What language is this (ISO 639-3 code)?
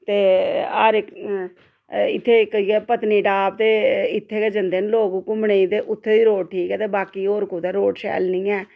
doi